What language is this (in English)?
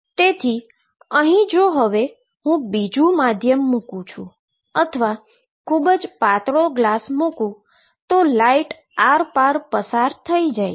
Gujarati